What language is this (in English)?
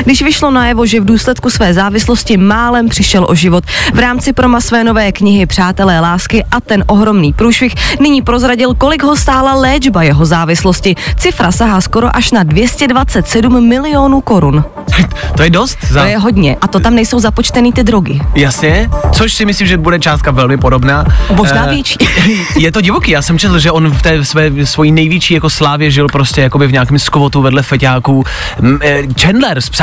Czech